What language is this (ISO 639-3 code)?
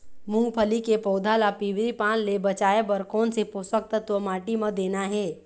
hne